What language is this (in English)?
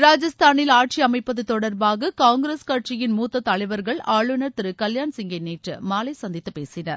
Tamil